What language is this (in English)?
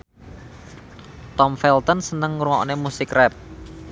Javanese